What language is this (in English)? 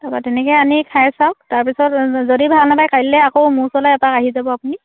Assamese